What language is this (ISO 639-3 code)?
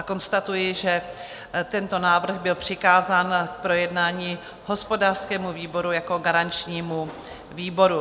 ces